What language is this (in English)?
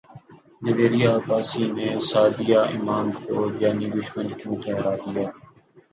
Urdu